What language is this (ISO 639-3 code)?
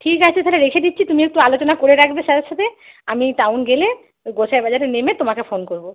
ben